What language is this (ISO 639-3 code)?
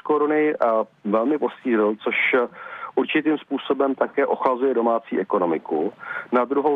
ces